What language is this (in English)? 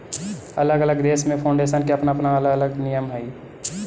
Magahi